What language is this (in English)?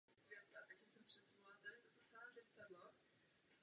Czech